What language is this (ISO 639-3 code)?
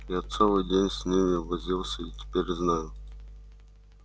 rus